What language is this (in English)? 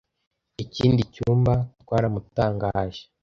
Kinyarwanda